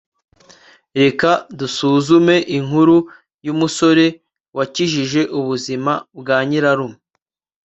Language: Kinyarwanda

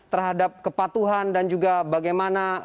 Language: Indonesian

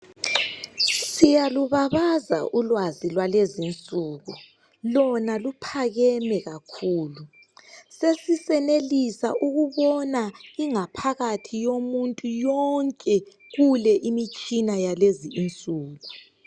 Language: North Ndebele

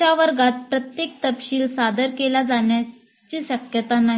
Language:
Marathi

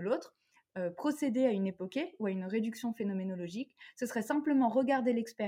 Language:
French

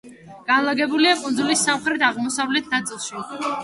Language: Georgian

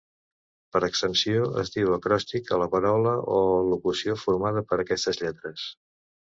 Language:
Catalan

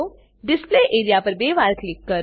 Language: Gujarati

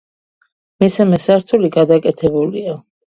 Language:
Georgian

